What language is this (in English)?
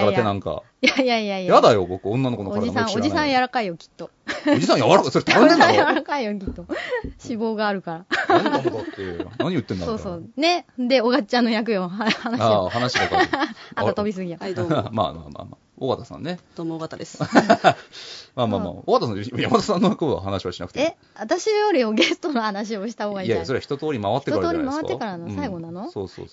Japanese